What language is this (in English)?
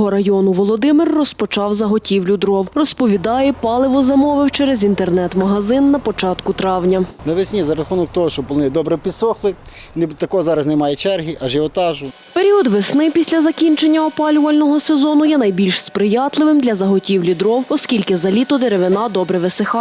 Ukrainian